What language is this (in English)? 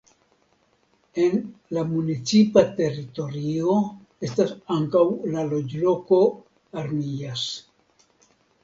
Esperanto